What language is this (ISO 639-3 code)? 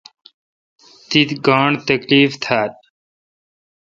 xka